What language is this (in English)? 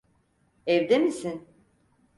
Turkish